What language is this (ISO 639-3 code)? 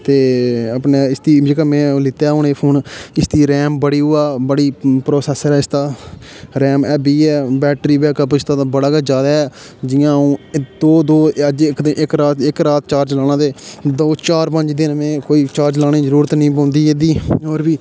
doi